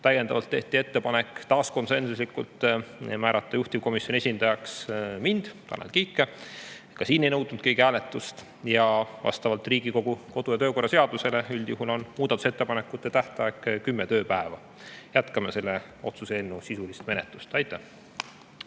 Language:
Estonian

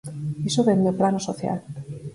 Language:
Galician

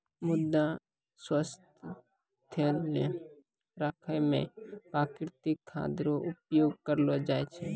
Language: Maithili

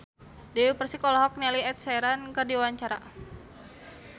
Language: Sundanese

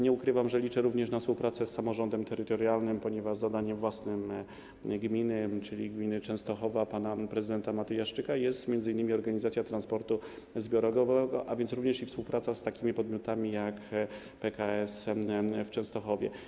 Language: Polish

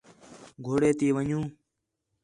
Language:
Khetrani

